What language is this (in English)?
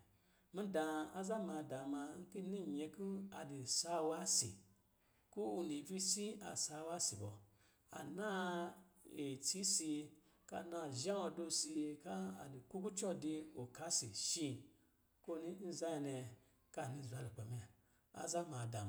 Lijili